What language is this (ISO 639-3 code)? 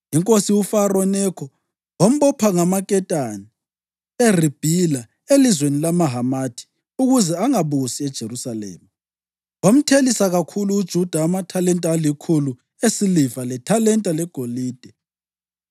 nde